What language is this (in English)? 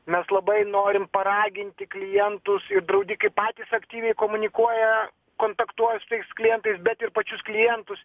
Lithuanian